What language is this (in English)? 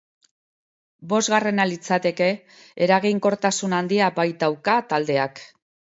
Basque